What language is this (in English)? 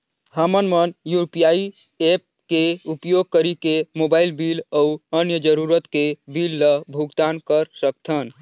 Chhattisgarhi